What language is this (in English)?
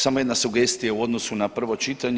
Croatian